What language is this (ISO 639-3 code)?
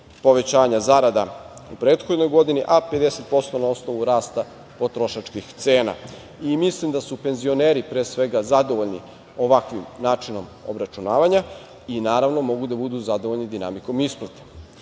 srp